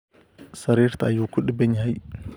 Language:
Somali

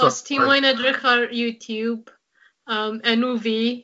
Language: Welsh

